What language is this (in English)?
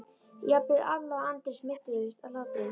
Icelandic